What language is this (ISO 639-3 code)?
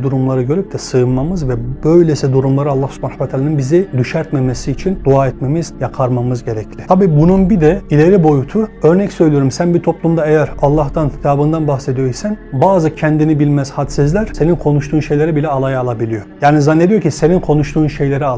tur